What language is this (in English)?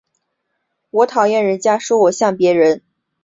Chinese